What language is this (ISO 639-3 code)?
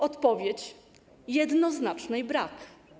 pol